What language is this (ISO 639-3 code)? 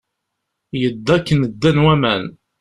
kab